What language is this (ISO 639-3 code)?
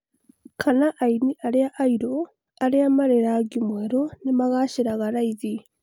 kik